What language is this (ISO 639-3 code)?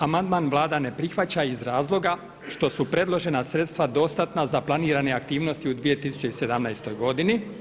hrv